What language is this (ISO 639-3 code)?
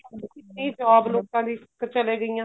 pan